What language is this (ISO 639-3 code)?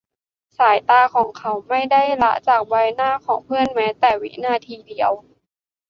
tha